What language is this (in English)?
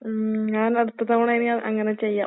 Malayalam